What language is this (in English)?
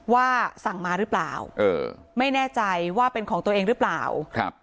Thai